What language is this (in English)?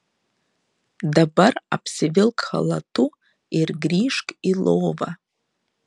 Lithuanian